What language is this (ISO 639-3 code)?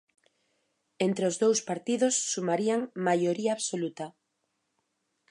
glg